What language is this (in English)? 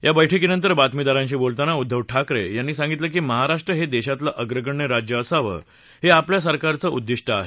Marathi